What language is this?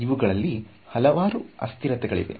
Kannada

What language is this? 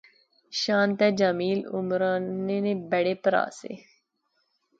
Pahari-Potwari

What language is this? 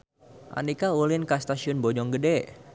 Sundanese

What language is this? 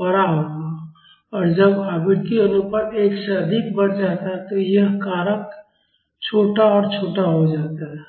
Hindi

